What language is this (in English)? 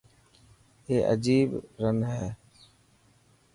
Dhatki